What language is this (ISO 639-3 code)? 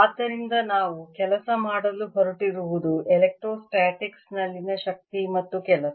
kan